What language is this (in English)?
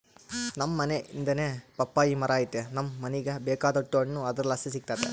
Kannada